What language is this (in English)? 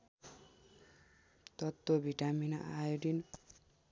Nepali